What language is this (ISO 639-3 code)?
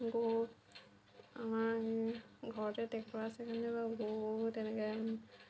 asm